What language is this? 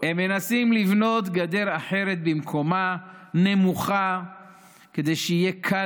Hebrew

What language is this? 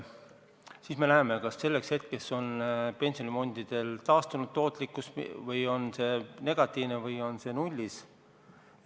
Estonian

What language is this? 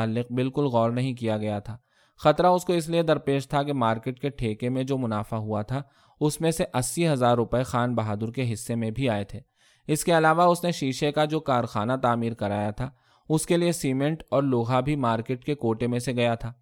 Urdu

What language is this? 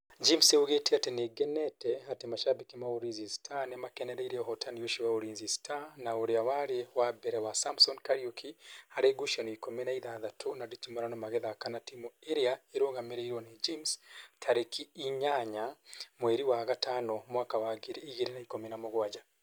Kikuyu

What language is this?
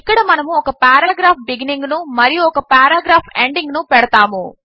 Telugu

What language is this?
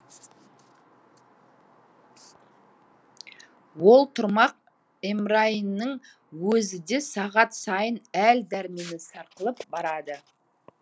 Kazakh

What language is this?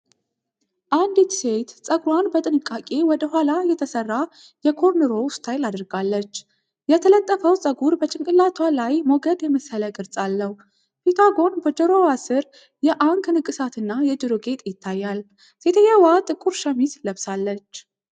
Amharic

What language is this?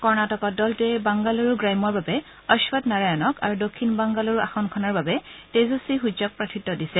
Assamese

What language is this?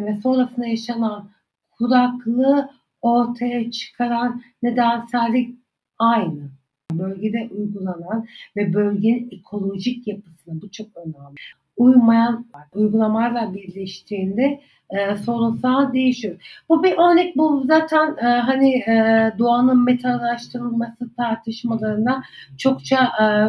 Turkish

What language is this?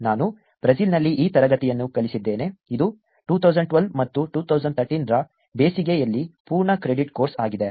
Kannada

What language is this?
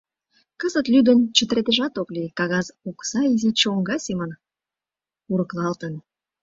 Mari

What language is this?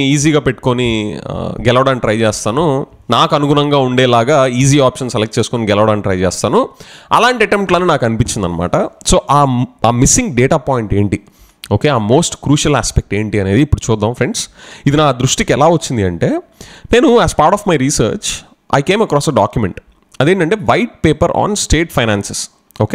Telugu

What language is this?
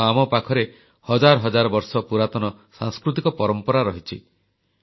Odia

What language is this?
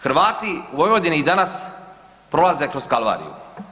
Croatian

